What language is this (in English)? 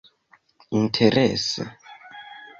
Esperanto